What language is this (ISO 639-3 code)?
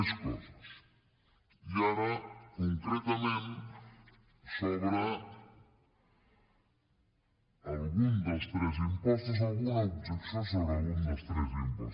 cat